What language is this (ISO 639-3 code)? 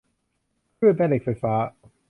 tha